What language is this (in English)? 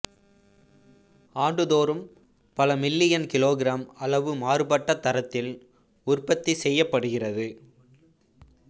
Tamil